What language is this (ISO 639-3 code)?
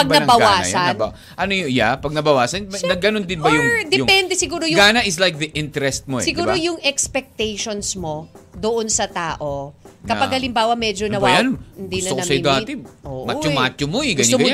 fil